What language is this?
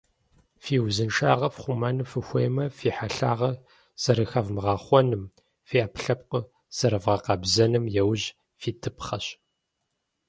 Kabardian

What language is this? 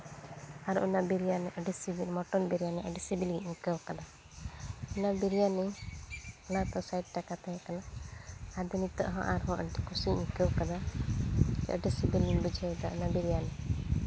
Santali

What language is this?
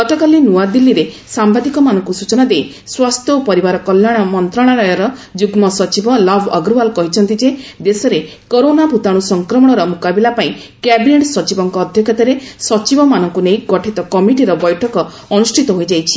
Odia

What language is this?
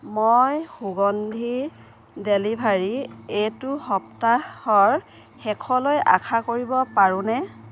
Assamese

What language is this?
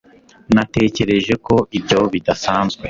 Kinyarwanda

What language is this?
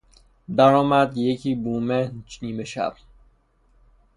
Persian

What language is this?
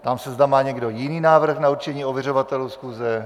Czech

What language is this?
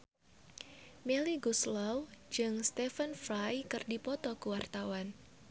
Sundanese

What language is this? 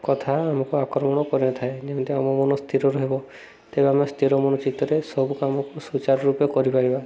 Odia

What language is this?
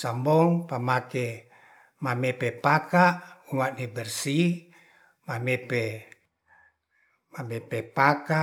Ratahan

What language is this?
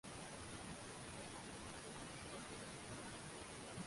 Uzbek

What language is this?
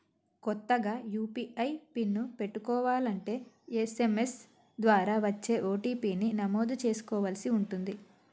Telugu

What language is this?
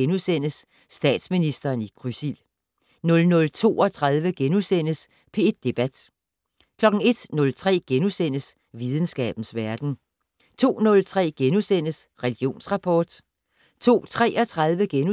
Danish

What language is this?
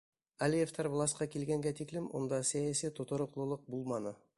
Bashkir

